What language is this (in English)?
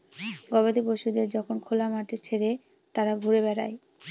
Bangla